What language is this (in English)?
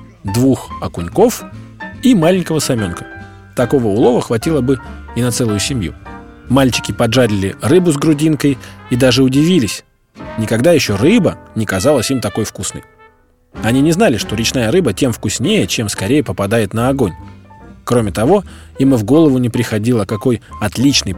Russian